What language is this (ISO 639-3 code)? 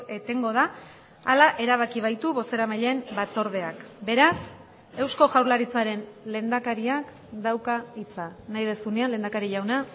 eus